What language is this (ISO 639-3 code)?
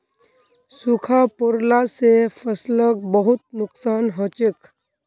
mag